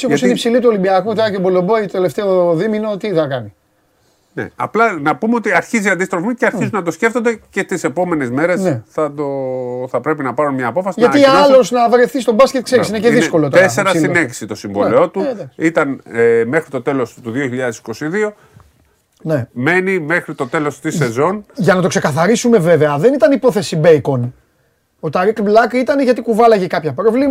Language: Greek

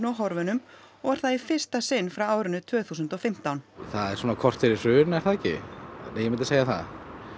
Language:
Icelandic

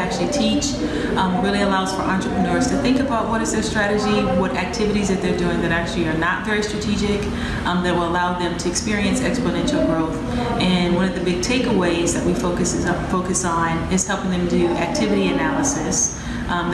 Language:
English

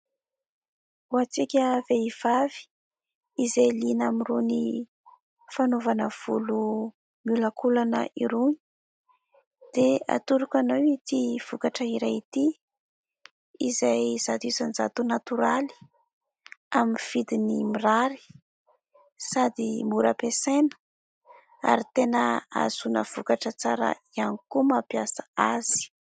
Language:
Malagasy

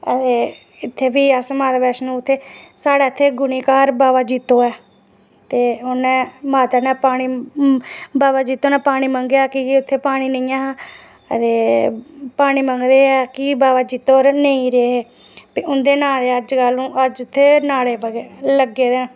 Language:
Dogri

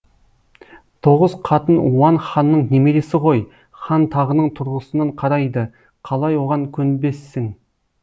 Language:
Kazakh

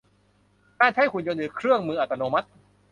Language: Thai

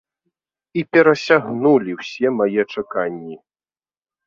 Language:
Belarusian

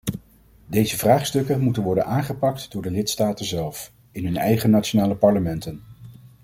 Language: Dutch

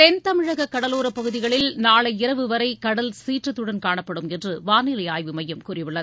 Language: Tamil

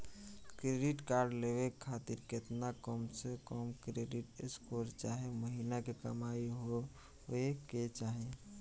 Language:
Bhojpuri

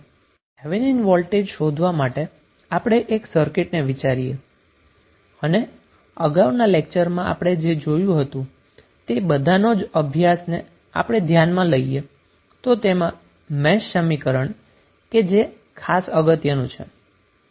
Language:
Gujarati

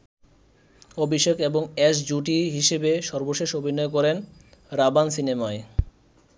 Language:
Bangla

